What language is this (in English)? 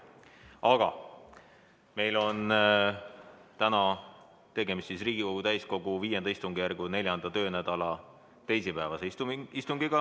Estonian